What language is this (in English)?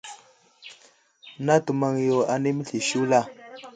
Wuzlam